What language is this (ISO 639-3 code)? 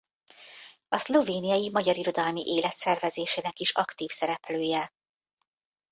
hun